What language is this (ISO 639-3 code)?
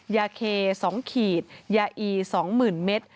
tha